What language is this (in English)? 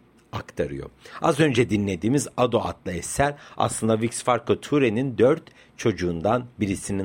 Turkish